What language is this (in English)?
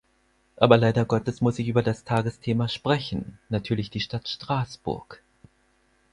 German